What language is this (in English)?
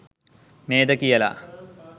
Sinhala